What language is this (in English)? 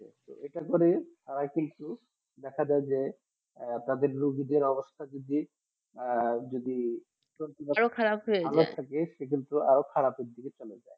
Bangla